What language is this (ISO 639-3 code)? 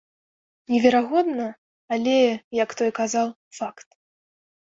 bel